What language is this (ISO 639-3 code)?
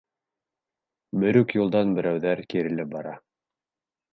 bak